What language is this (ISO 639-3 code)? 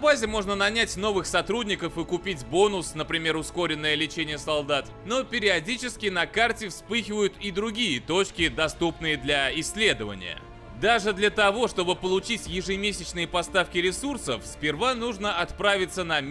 rus